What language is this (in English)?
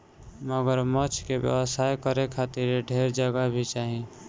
Bhojpuri